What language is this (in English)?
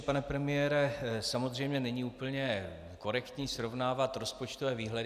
Czech